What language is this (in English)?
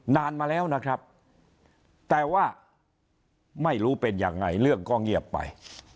Thai